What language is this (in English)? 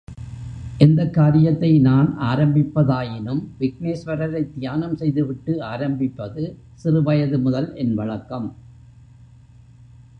Tamil